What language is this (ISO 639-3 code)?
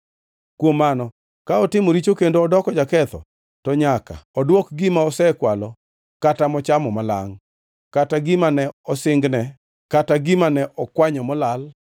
luo